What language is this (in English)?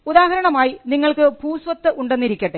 Malayalam